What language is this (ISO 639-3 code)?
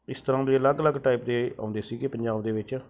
pan